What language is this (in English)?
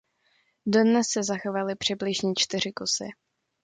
Czech